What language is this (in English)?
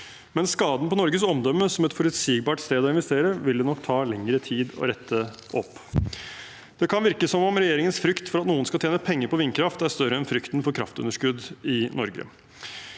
Norwegian